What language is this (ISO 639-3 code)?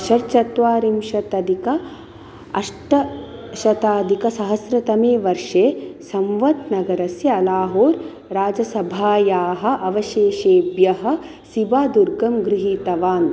san